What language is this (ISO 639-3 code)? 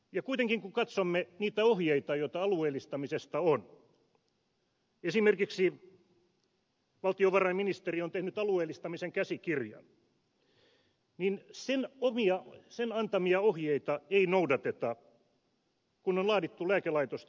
fin